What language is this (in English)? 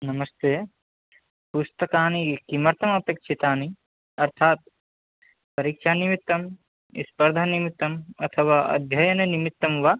Sanskrit